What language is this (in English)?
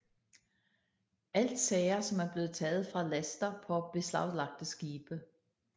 Danish